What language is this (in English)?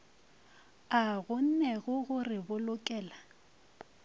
Northern Sotho